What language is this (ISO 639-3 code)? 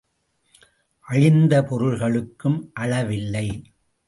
tam